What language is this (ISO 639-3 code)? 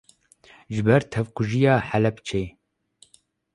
kur